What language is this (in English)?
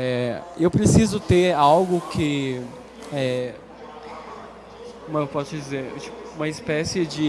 Portuguese